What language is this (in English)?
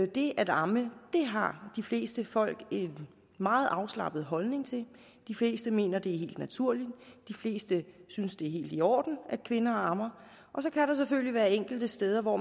Danish